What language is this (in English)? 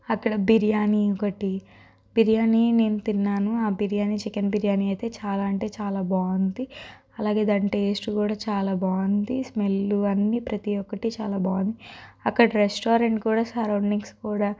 Telugu